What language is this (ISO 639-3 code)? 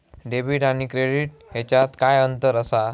mar